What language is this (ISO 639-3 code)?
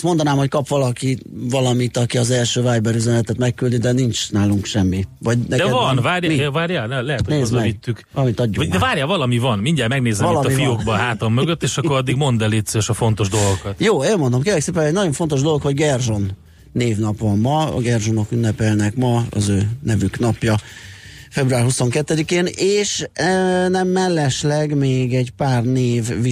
hun